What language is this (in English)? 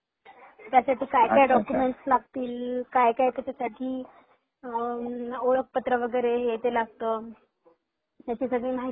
Marathi